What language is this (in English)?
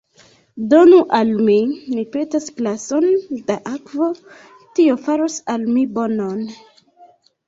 Esperanto